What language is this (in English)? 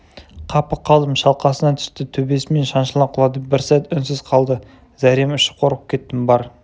Kazakh